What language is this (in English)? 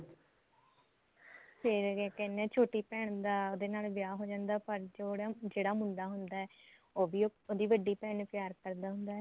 Punjabi